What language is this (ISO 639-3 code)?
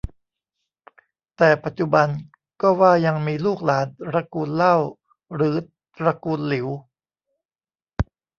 tha